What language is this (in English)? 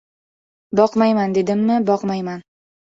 Uzbek